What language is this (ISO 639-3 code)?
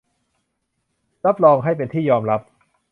tha